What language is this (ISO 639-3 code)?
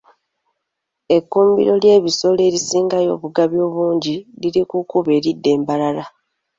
lug